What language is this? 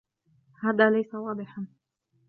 Arabic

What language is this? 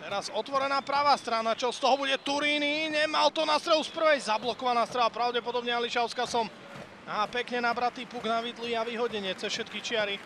Slovak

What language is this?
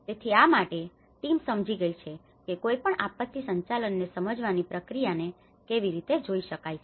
Gujarati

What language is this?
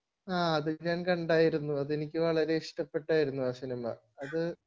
Malayalam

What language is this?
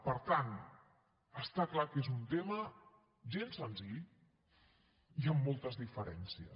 Catalan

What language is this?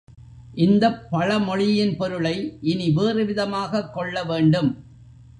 Tamil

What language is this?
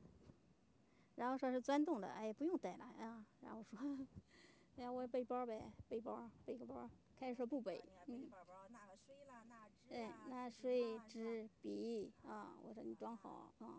Chinese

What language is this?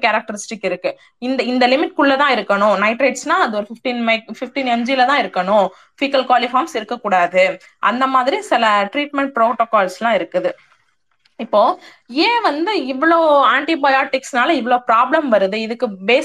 Tamil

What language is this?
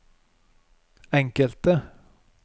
Norwegian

